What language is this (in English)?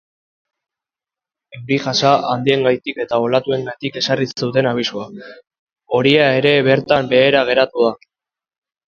Basque